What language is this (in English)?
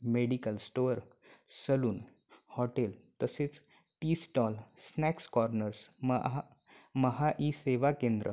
Marathi